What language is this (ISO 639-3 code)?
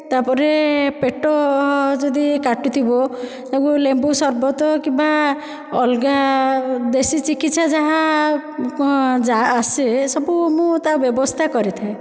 ori